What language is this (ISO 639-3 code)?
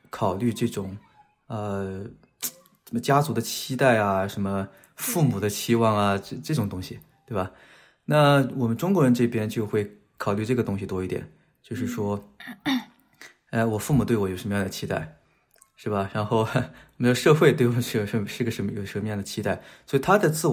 zho